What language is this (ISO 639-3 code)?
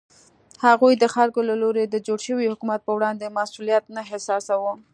pus